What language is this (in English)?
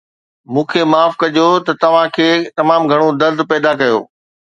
Sindhi